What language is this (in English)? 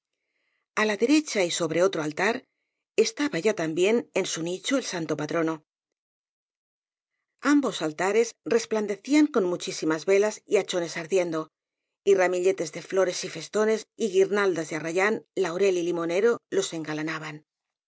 Spanish